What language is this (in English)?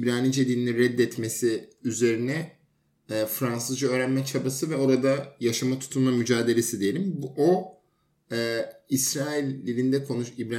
Turkish